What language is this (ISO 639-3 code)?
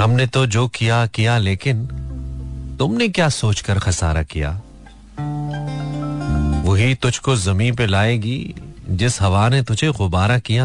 hin